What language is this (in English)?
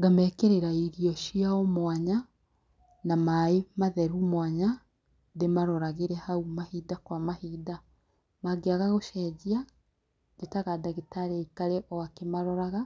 Kikuyu